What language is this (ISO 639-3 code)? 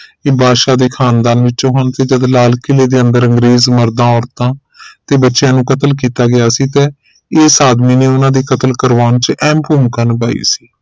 pan